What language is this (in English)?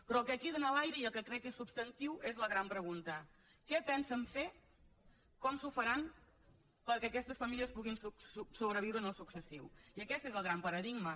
Catalan